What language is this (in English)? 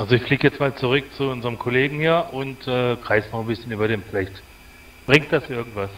German